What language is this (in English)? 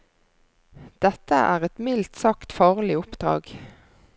Norwegian